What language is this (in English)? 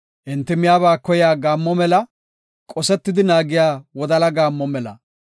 Gofa